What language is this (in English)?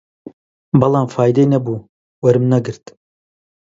Central Kurdish